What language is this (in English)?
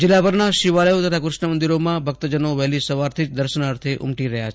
Gujarati